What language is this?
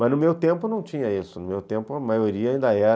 Portuguese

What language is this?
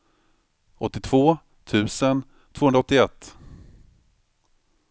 Swedish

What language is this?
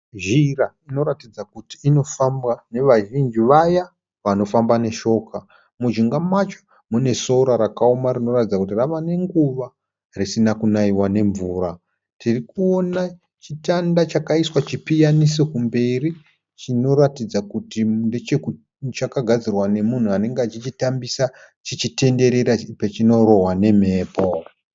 Shona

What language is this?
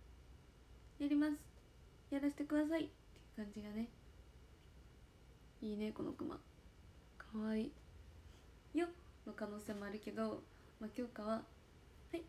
Japanese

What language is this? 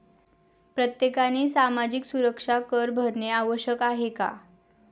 Marathi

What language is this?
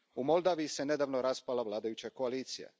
Croatian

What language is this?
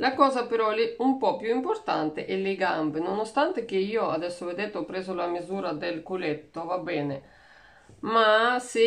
Italian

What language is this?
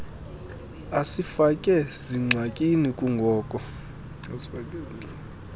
Xhosa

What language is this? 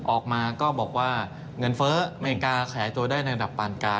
Thai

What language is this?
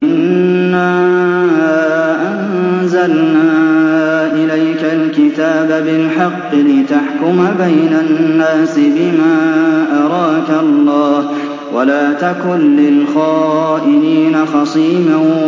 Arabic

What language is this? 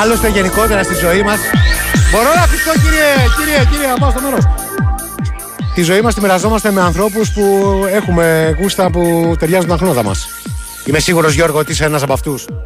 Greek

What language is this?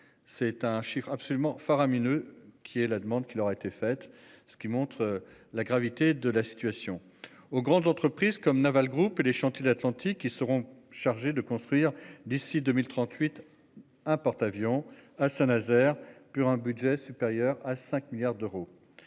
French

